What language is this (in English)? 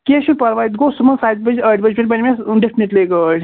Kashmiri